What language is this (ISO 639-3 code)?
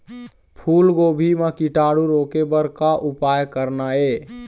hne